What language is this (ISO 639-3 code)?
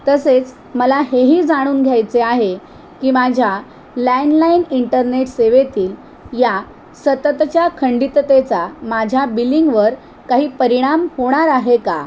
mar